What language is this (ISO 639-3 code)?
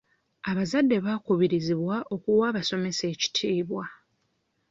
lug